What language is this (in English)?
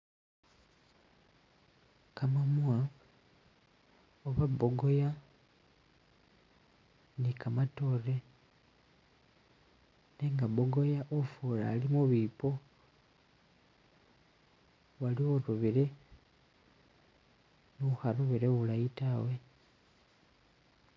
Masaaba